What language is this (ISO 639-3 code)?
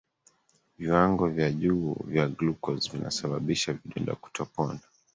swa